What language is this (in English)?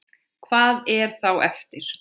Icelandic